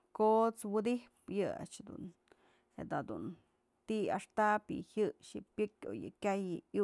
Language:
Mazatlán Mixe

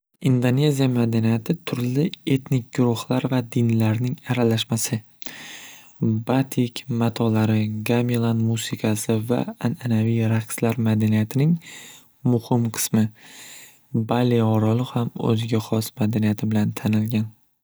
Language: Uzbek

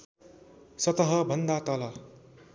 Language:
Nepali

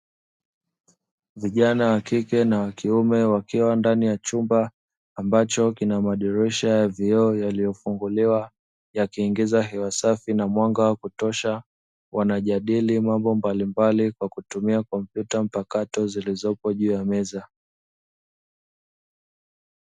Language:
Swahili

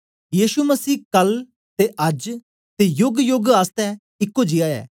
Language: Dogri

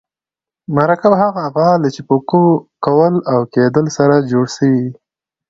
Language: Pashto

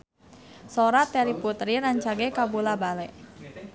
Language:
Sundanese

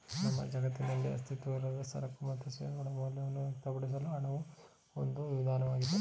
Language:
Kannada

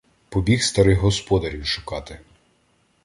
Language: Ukrainian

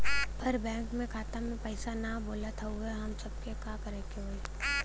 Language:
Bhojpuri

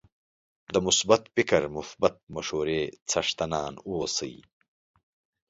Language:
Pashto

